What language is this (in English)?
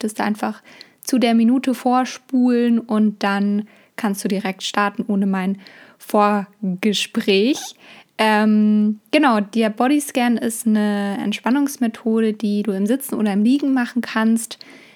German